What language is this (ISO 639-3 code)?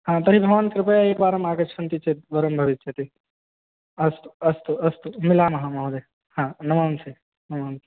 san